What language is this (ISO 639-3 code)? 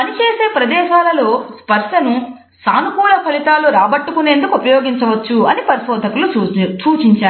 tel